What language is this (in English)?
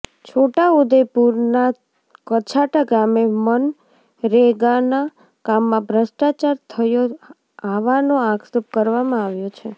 Gujarati